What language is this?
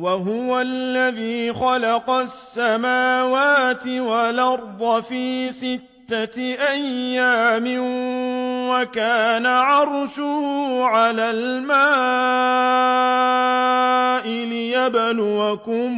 Arabic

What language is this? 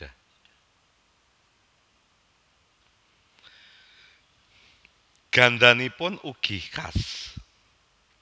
Javanese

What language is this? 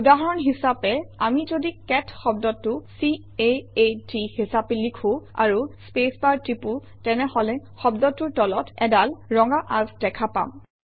Assamese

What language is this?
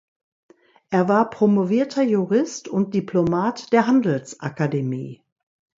German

